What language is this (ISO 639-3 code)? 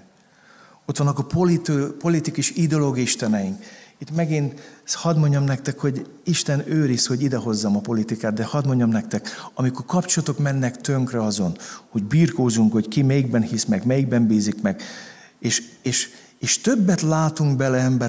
hun